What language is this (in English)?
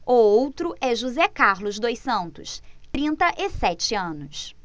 Portuguese